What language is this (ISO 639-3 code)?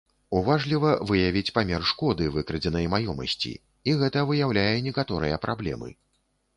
bel